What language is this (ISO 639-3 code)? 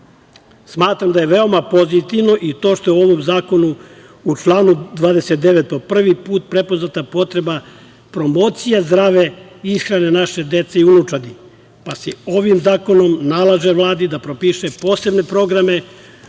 srp